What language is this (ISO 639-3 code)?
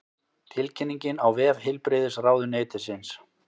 isl